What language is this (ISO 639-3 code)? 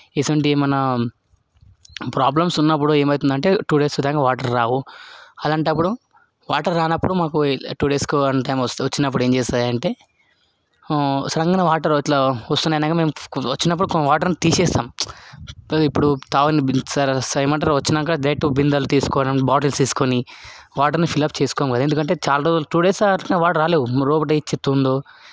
tel